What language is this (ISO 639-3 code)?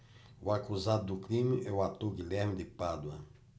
por